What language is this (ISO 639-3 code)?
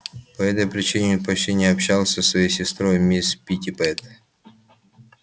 rus